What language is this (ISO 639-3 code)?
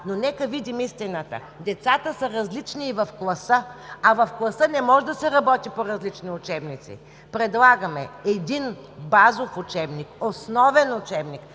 bul